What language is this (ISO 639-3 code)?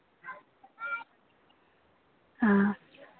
mni